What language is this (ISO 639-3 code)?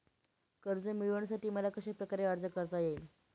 mar